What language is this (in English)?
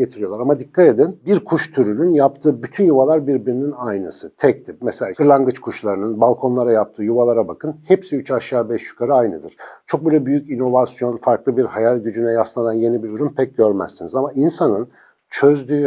Turkish